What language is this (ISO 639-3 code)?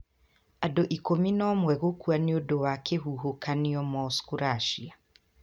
kik